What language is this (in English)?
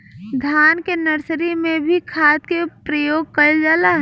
Bhojpuri